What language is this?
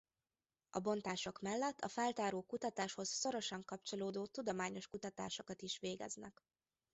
Hungarian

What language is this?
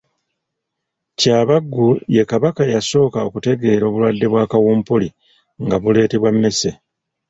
Ganda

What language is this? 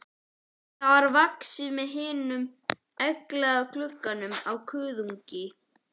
Icelandic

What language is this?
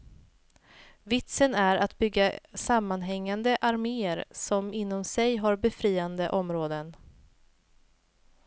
Swedish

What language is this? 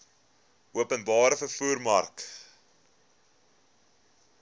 Afrikaans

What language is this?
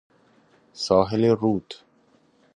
Persian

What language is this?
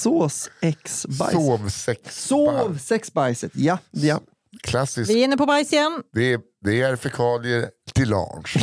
Swedish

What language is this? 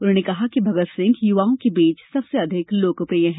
Hindi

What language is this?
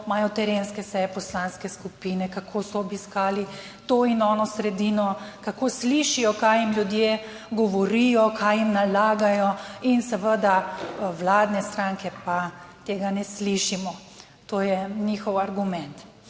Slovenian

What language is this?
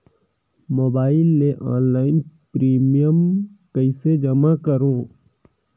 Chhattisgarhi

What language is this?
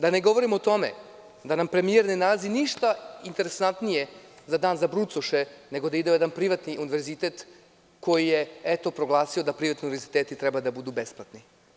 Serbian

